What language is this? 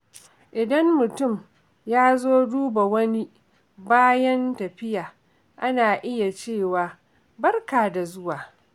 Hausa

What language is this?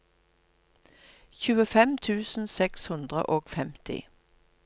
Norwegian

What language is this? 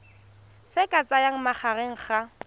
Tswana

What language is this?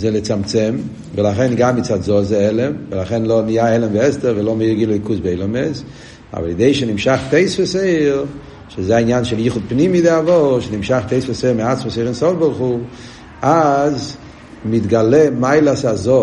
Hebrew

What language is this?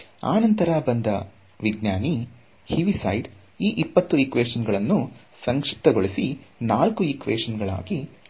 Kannada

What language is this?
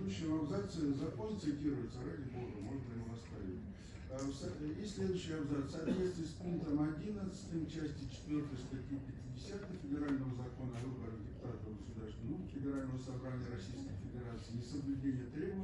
Russian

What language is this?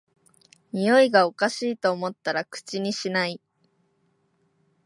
Japanese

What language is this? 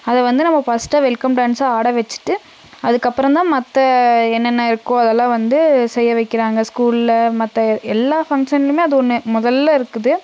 Tamil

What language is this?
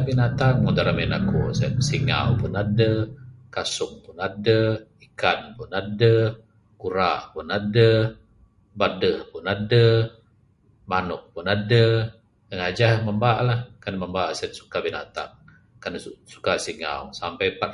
Bukar-Sadung Bidayuh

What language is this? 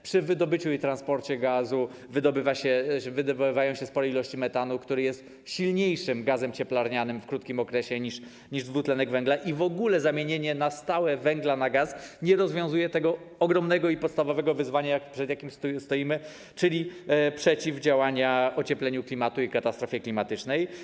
Polish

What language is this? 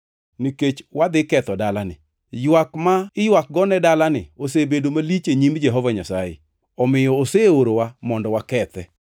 Luo (Kenya and Tanzania)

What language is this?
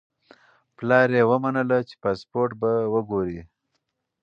Pashto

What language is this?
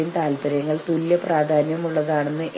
Malayalam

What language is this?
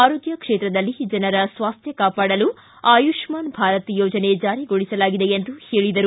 Kannada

